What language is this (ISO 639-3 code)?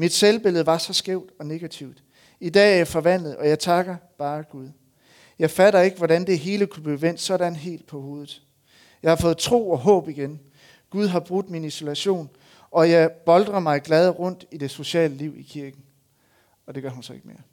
dan